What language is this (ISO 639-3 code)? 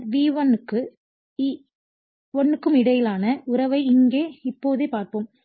tam